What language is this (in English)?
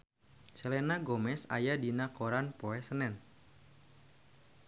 Sundanese